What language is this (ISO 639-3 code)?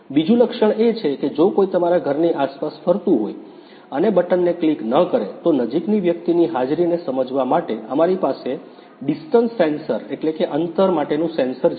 guj